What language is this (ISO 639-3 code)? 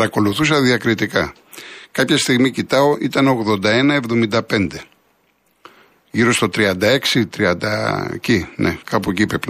ell